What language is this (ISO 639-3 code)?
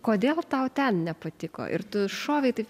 lit